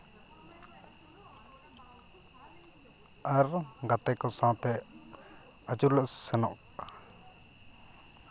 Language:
Santali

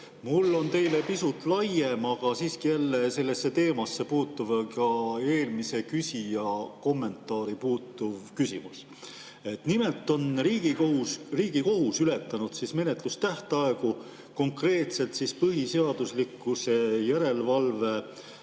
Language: Estonian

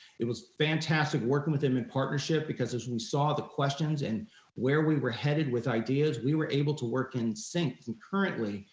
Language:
English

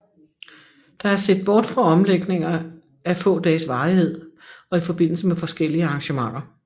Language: Danish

